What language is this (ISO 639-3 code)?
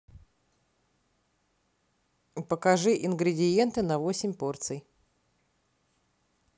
rus